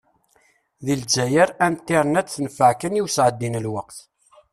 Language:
Kabyle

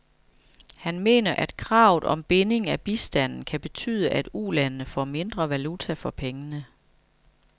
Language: Danish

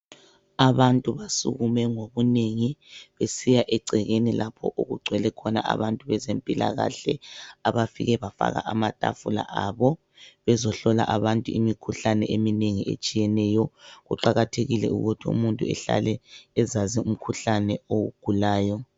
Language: North Ndebele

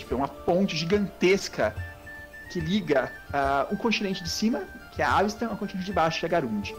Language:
Portuguese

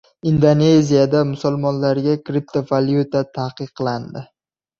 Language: Uzbek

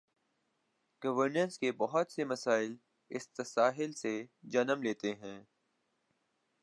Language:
Urdu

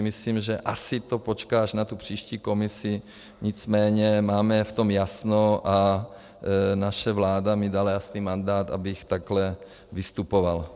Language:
Czech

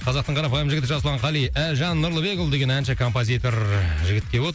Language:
Kazakh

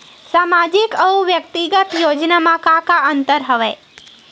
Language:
Chhattisgarhi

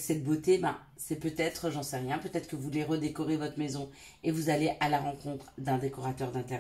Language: French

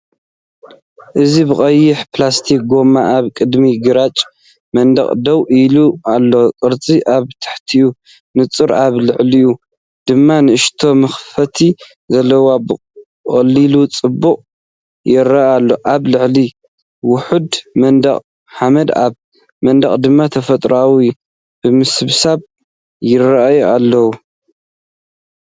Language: Tigrinya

